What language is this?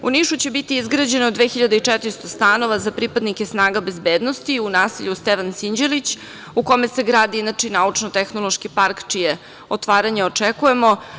Serbian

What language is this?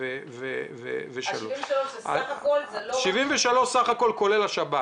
Hebrew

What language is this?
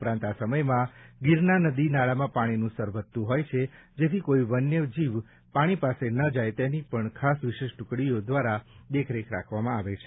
Gujarati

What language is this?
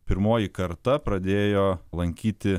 Lithuanian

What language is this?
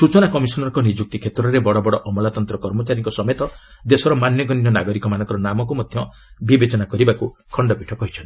Odia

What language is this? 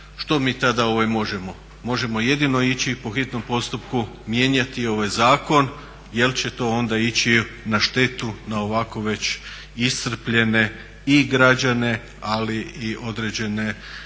Croatian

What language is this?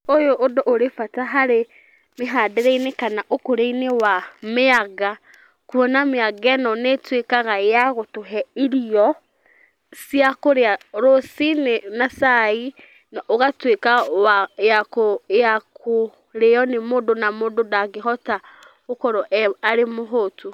Kikuyu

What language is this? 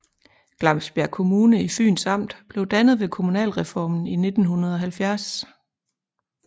Danish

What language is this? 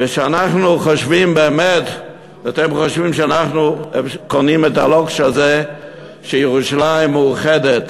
Hebrew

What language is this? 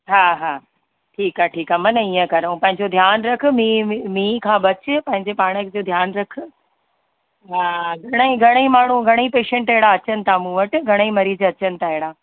Sindhi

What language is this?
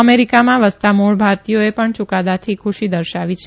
Gujarati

